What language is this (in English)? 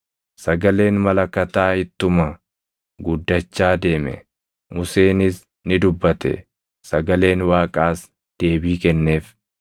Oromo